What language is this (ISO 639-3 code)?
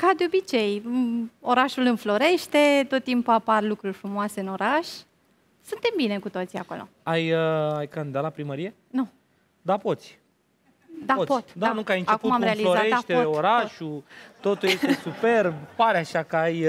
ron